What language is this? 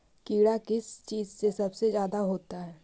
Magahi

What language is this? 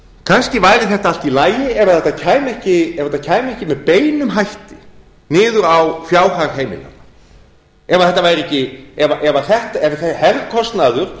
Icelandic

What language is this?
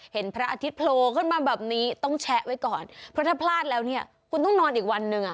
Thai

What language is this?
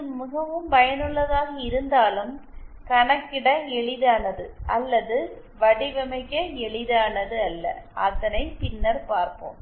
Tamil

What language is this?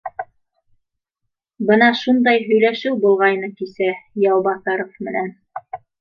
Bashkir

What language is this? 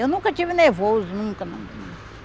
Portuguese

